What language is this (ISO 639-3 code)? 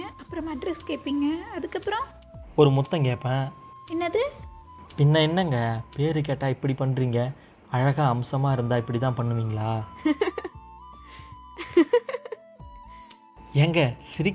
tam